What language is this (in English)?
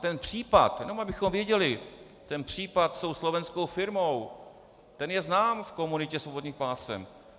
Czech